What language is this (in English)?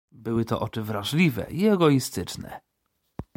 Polish